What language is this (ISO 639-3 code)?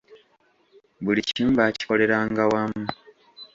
lug